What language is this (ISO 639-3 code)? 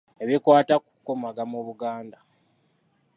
lug